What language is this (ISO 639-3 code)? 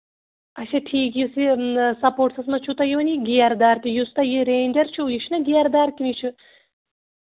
kas